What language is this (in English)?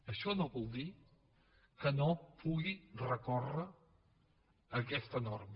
Catalan